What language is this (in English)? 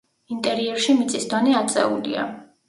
Georgian